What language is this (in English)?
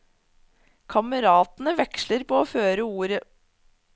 Norwegian